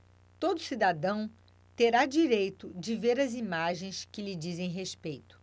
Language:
Portuguese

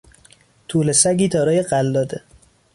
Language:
Persian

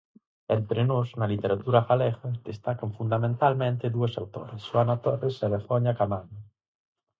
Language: Galician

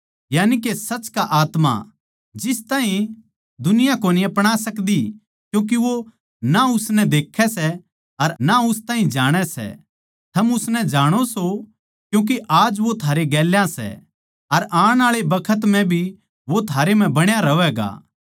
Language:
Haryanvi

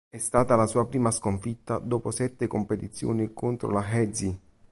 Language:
Italian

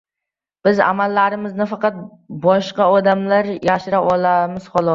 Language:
Uzbek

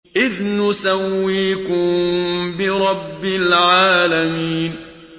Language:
Arabic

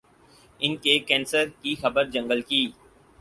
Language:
Urdu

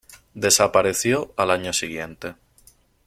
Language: Spanish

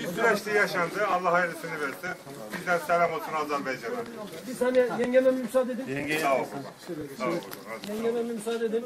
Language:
Turkish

